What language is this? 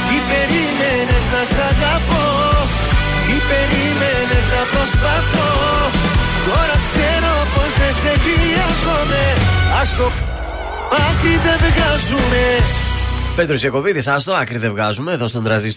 Greek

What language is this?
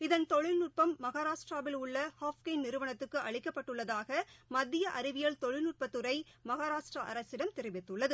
Tamil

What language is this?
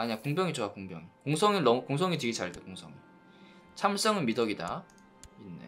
Korean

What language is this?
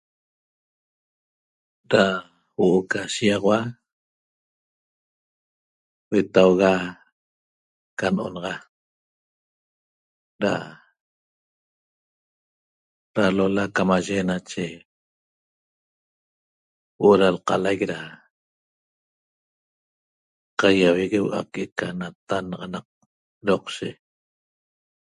Toba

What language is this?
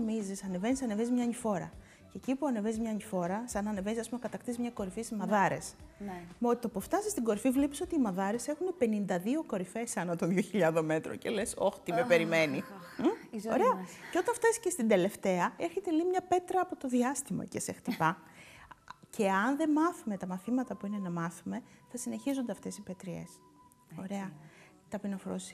Greek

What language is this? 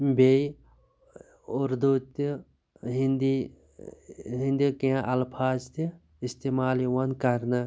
Kashmiri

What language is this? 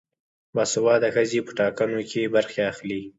Pashto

